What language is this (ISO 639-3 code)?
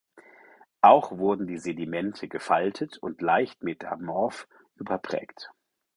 deu